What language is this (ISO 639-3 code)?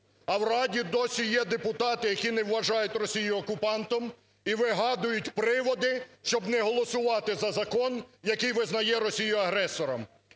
ukr